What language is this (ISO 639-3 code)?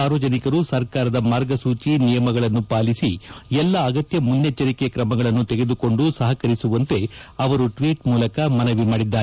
kan